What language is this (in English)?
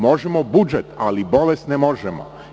Serbian